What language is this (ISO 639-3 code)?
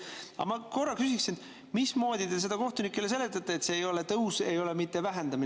est